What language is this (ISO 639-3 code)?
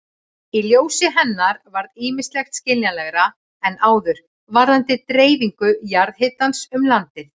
isl